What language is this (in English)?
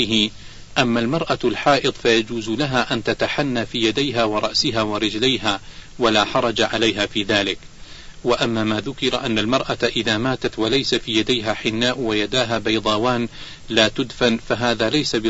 Arabic